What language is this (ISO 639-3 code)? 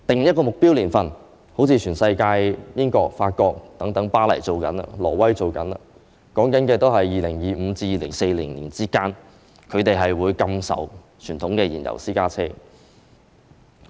yue